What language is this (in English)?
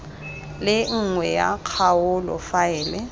Tswana